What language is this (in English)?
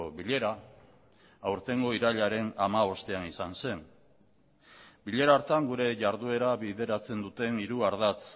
Basque